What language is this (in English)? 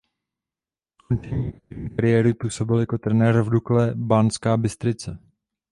Czech